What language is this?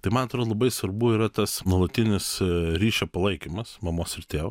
Lithuanian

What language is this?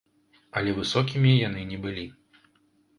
Belarusian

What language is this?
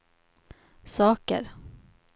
Swedish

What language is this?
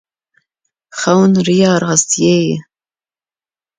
Kurdish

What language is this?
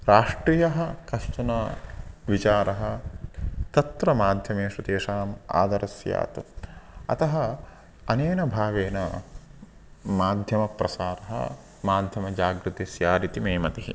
Sanskrit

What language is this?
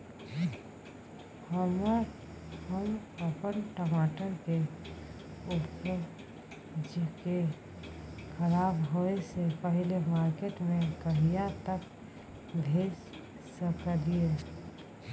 Maithili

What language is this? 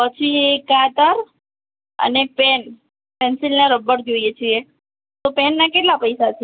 Gujarati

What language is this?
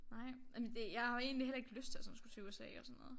Danish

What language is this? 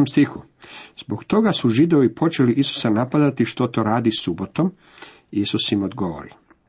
Croatian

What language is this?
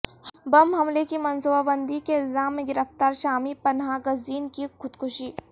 Urdu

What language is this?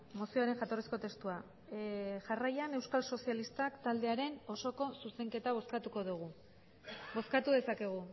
Basque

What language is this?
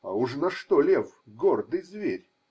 Russian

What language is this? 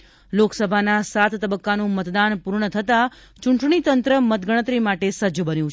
Gujarati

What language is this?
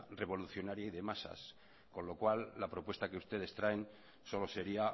Spanish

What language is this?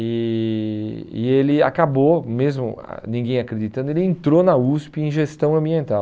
Portuguese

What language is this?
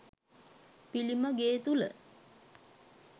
Sinhala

